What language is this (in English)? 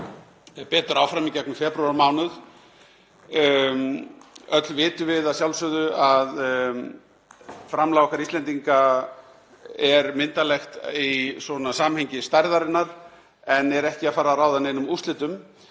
Icelandic